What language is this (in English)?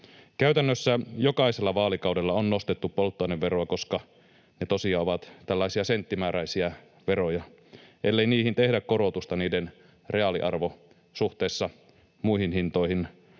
Finnish